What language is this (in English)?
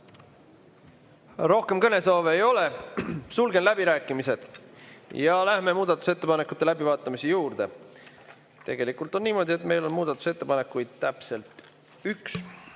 Estonian